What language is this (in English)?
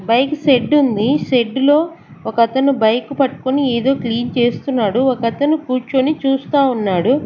Telugu